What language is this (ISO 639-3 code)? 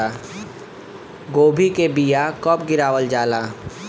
bho